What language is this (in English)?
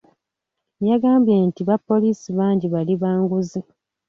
Ganda